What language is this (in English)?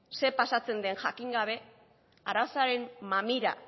Basque